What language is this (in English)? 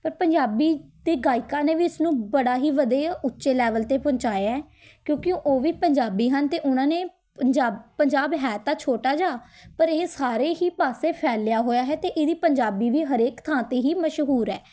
Punjabi